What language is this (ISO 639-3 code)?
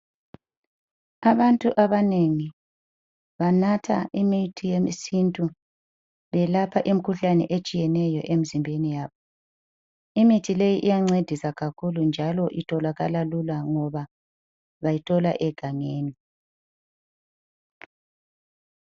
nde